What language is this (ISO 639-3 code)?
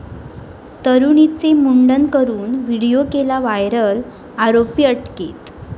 mar